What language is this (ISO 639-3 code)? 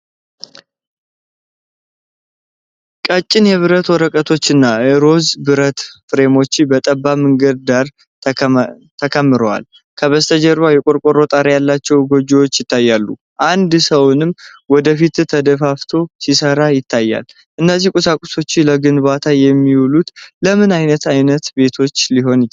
amh